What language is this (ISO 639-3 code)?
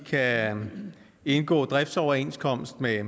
dan